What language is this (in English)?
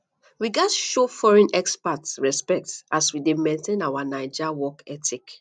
Nigerian Pidgin